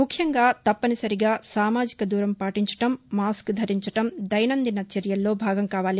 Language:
Telugu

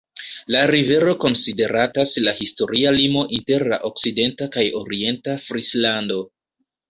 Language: Esperanto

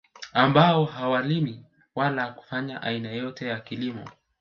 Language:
Swahili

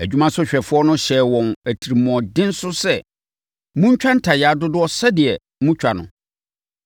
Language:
Akan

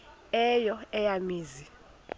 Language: Xhosa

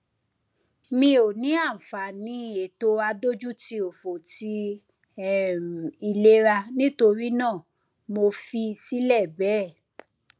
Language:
Yoruba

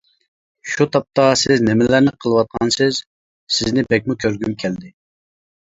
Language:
Uyghur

